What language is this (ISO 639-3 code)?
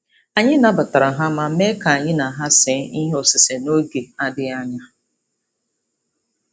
ibo